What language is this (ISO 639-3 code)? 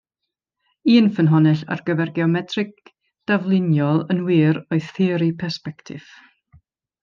cym